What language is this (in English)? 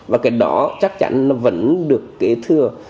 Vietnamese